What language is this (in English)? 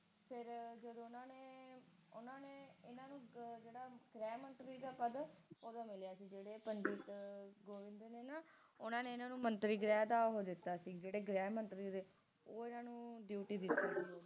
Punjabi